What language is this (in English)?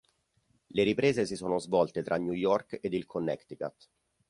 Italian